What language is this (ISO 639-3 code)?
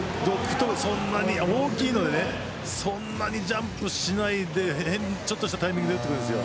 jpn